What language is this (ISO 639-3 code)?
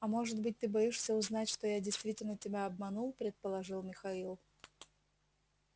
rus